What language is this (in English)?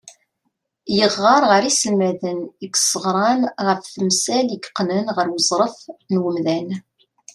Kabyle